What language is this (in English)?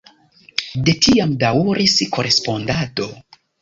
Esperanto